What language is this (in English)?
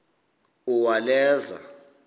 Xhosa